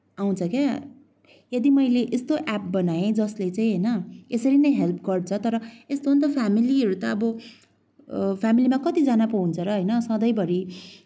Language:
Nepali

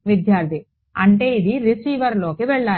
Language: Telugu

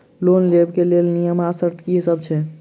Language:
Maithili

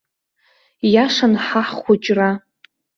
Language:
Abkhazian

